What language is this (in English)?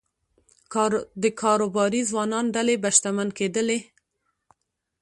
Pashto